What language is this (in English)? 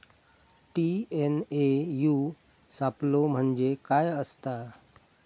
Marathi